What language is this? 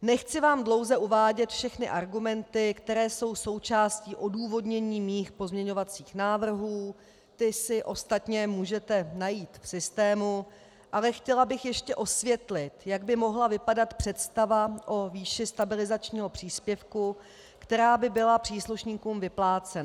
Czech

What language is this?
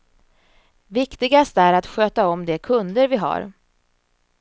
Swedish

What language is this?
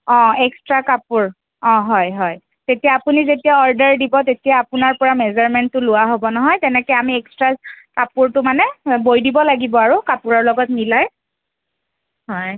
Assamese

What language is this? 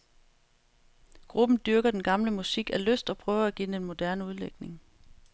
Danish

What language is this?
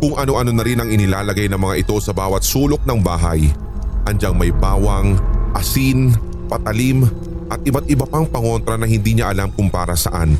Filipino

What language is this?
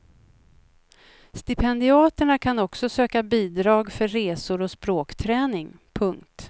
Swedish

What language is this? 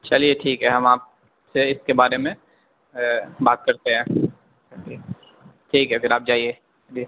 Urdu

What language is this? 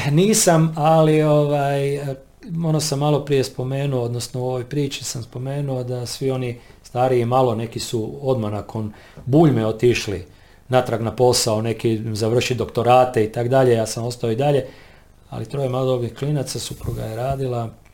Croatian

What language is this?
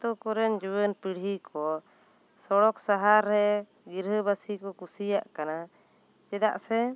Santali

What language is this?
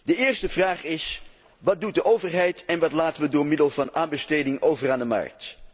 Dutch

